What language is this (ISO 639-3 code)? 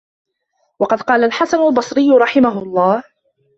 ara